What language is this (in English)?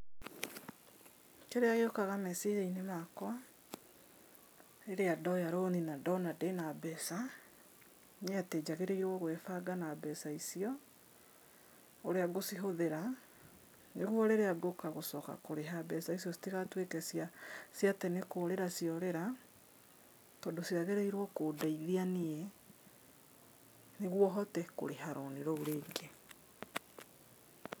Kikuyu